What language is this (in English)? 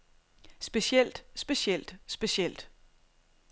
Danish